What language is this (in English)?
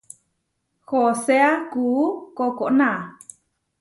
Huarijio